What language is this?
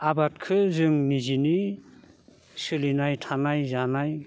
Bodo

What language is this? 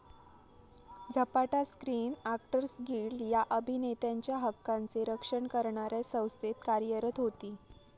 Marathi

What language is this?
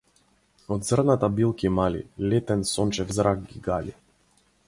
Macedonian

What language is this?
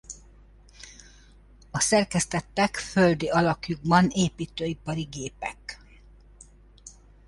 Hungarian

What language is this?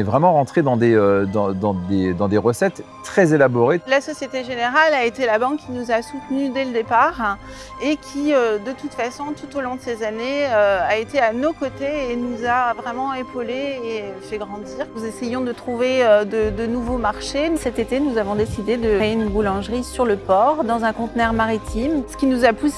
French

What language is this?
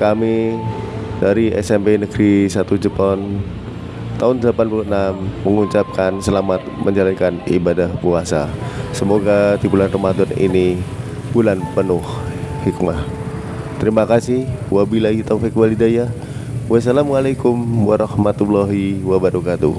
Indonesian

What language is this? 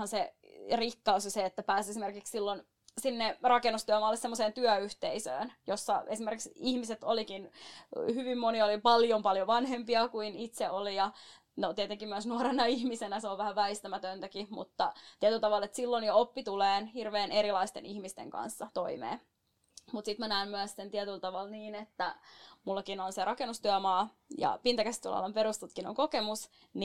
Finnish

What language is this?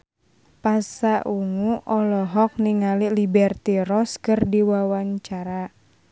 Sundanese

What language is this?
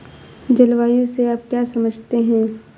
Hindi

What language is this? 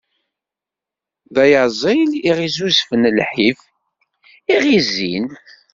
Kabyle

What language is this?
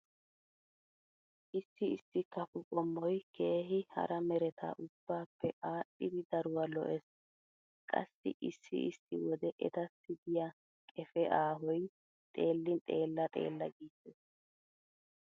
Wolaytta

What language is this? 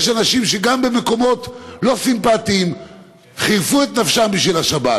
Hebrew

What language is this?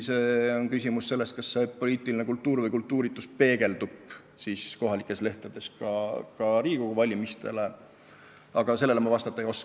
Estonian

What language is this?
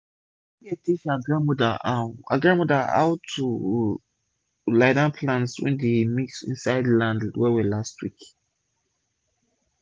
Nigerian Pidgin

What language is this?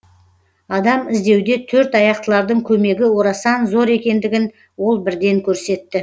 Kazakh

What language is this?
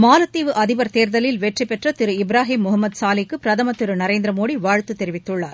Tamil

